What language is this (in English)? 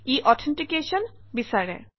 Assamese